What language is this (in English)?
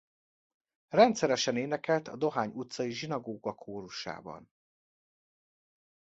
Hungarian